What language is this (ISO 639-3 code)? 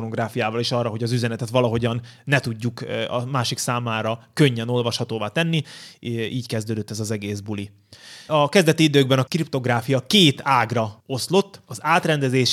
hun